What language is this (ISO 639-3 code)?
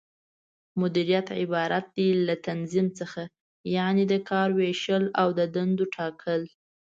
pus